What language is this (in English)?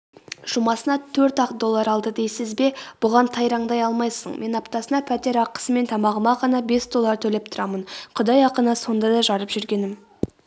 Kazakh